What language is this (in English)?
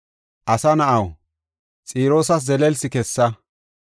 Gofa